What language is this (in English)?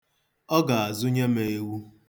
Igbo